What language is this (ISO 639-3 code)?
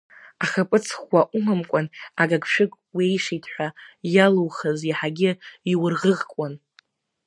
abk